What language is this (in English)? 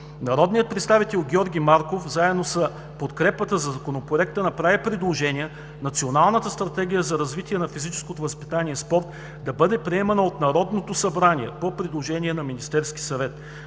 Bulgarian